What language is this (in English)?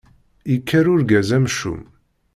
Kabyle